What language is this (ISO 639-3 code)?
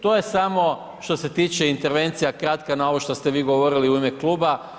hrv